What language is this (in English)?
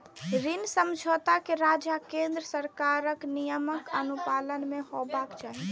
Maithili